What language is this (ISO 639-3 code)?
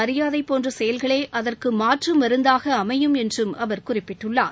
tam